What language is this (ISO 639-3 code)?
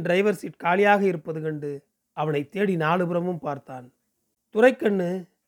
tam